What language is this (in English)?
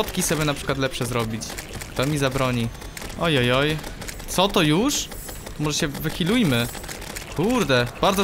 Polish